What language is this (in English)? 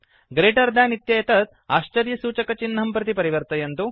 Sanskrit